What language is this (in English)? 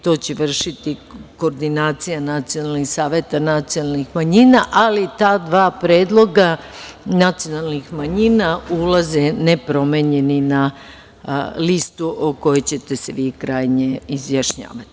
Serbian